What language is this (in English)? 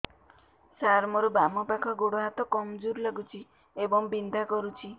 Odia